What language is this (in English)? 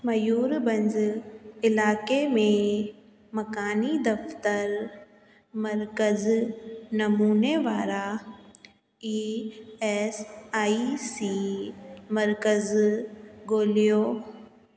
Sindhi